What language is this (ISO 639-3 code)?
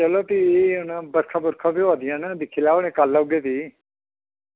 doi